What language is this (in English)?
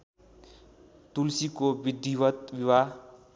Nepali